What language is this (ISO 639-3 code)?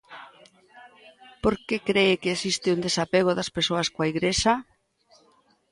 glg